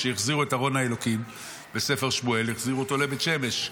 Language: Hebrew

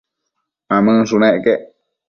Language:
Matsés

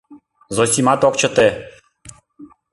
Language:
Mari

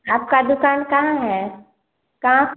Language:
Hindi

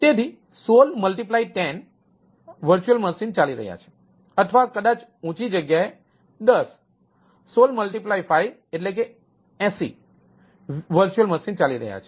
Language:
Gujarati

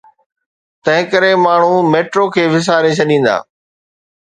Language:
Sindhi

